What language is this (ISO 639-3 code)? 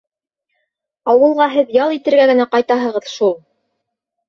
bak